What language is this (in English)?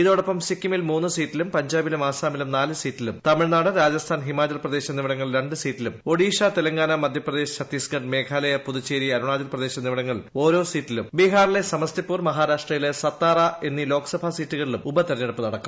Malayalam